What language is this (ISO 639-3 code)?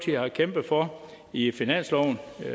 dan